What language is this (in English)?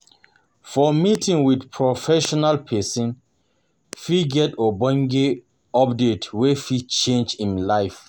Nigerian Pidgin